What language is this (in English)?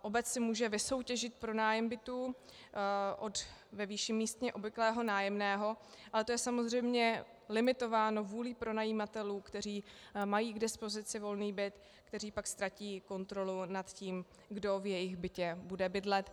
Czech